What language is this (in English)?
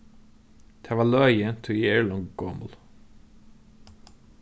Faroese